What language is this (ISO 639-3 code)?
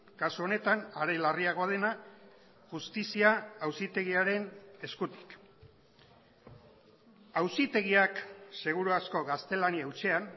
eus